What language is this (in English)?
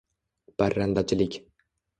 Uzbek